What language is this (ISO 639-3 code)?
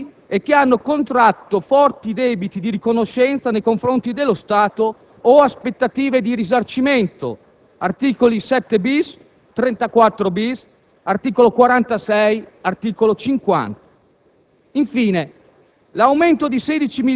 ita